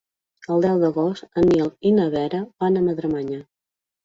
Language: Catalan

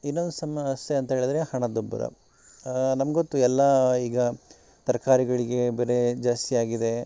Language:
Kannada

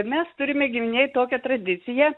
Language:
Lithuanian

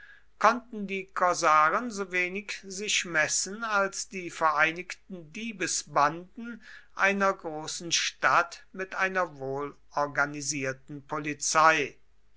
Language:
German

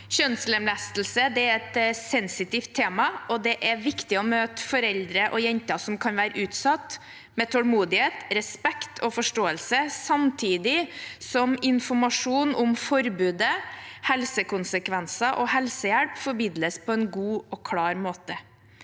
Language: Norwegian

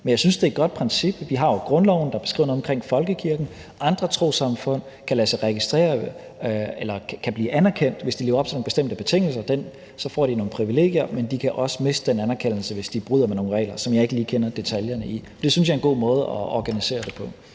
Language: Danish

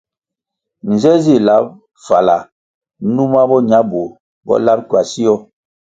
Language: Kwasio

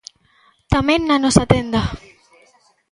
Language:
Galician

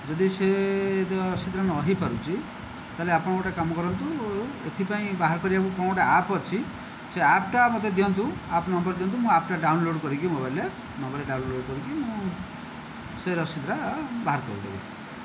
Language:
Odia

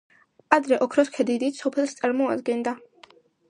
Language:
Georgian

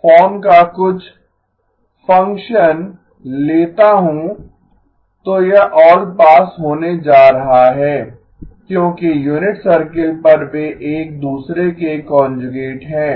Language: Hindi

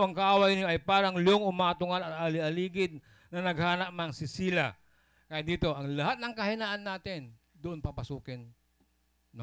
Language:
Filipino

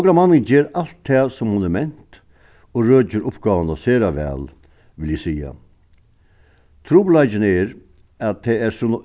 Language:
Faroese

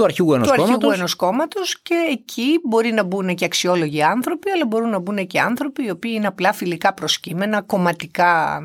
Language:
Greek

